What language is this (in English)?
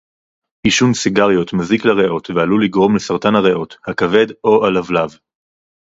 Hebrew